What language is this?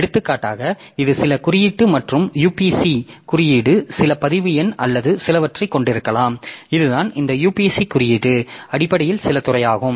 Tamil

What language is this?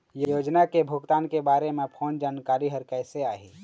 Chhattisgarhi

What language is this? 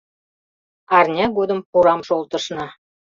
Mari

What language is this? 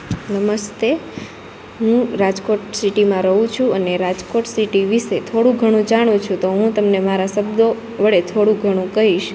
Gujarati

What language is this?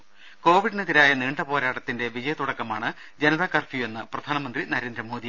Malayalam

